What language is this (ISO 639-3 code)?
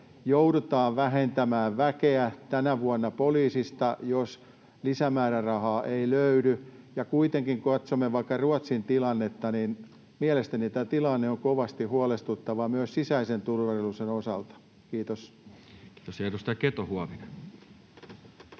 fin